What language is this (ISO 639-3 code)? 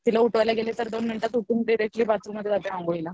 mar